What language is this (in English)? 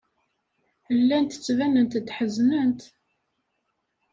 Kabyle